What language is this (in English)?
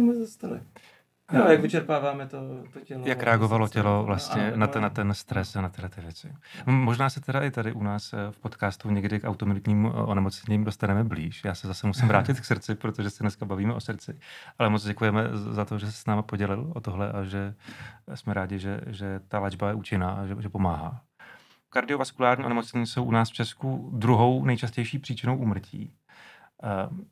Czech